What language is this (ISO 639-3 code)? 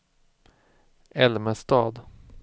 swe